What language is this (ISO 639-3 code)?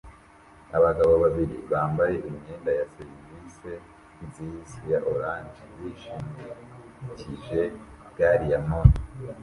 kin